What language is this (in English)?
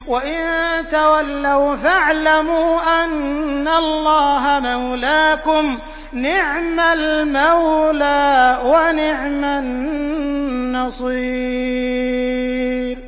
Arabic